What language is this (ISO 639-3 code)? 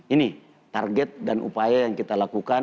ind